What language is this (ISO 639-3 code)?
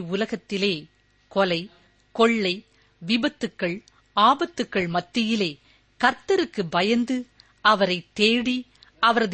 tam